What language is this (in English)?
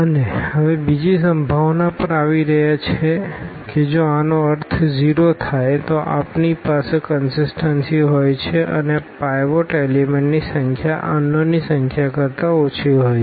Gujarati